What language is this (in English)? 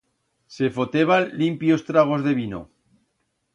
Aragonese